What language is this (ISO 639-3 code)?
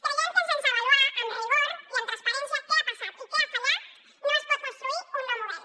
cat